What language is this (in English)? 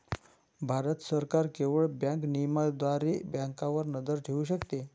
Marathi